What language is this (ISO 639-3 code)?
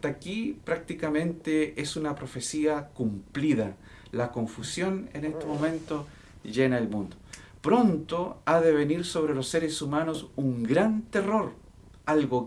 spa